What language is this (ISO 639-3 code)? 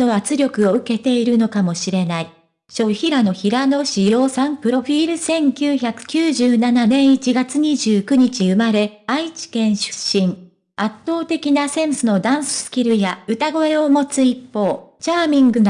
jpn